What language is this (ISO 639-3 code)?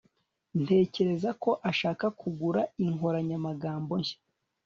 kin